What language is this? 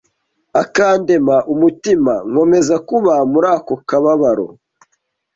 Kinyarwanda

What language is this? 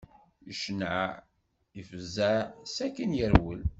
Kabyle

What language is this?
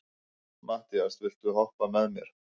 Icelandic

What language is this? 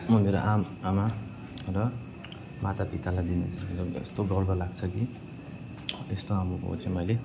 Nepali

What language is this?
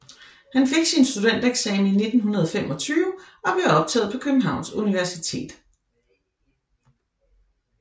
Danish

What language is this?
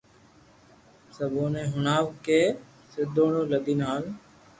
Loarki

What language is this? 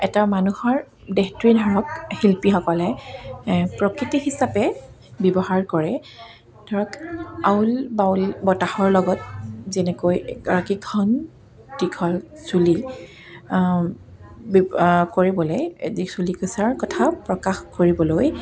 Assamese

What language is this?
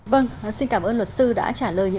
Vietnamese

